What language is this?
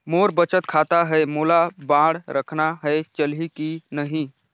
Chhattisgarhi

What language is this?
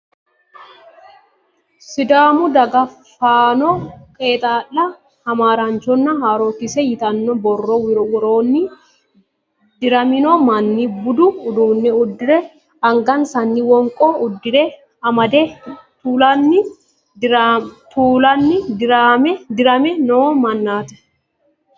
Sidamo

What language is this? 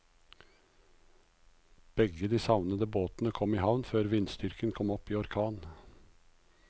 Norwegian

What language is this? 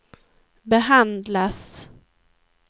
Swedish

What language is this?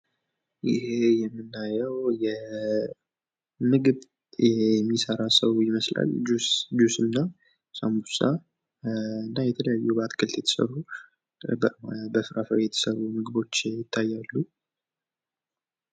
Amharic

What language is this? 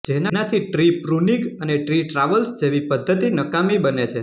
Gujarati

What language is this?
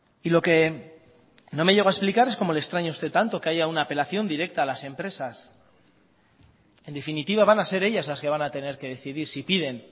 Spanish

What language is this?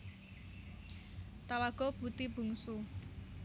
Javanese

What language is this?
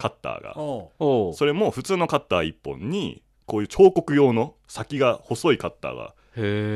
Japanese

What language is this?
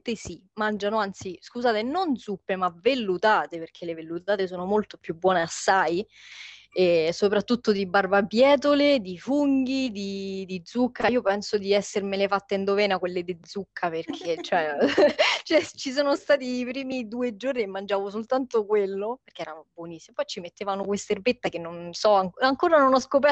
Italian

